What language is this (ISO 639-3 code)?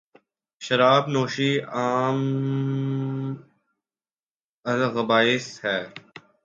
urd